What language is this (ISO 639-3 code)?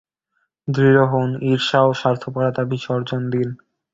ben